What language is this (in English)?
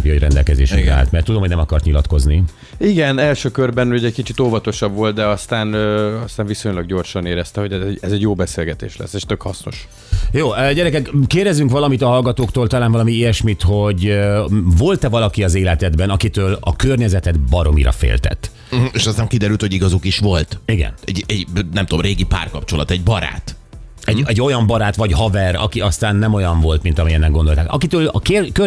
Hungarian